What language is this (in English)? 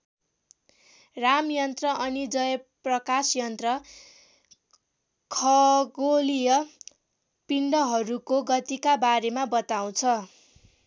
Nepali